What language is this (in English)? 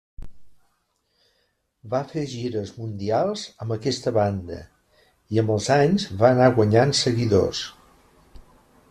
Catalan